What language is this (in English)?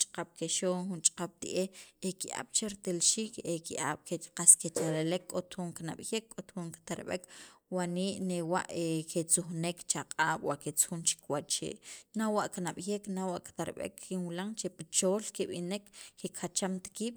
Sacapulteco